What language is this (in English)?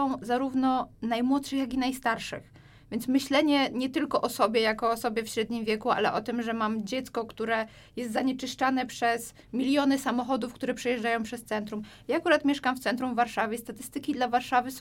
Polish